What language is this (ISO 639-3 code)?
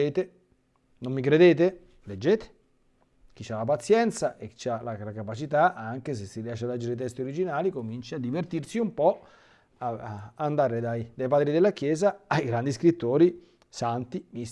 ita